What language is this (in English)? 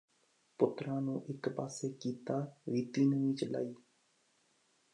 Punjabi